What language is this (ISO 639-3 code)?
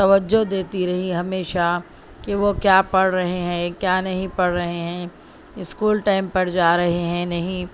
urd